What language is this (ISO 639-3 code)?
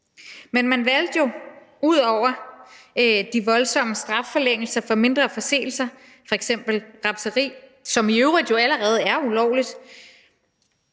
dan